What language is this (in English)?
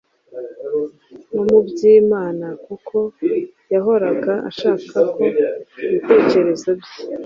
Kinyarwanda